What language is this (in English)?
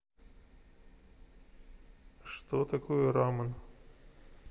Russian